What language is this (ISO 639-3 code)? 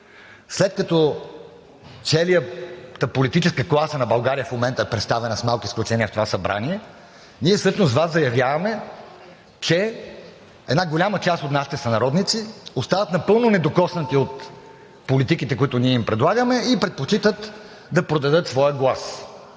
bul